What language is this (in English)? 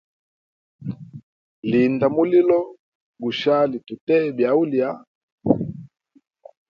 Hemba